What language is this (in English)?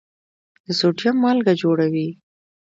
Pashto